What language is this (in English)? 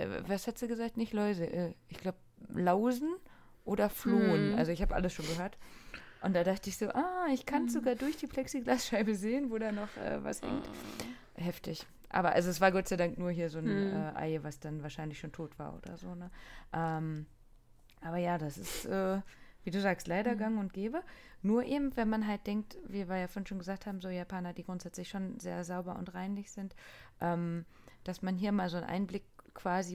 German